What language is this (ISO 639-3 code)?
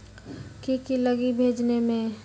mag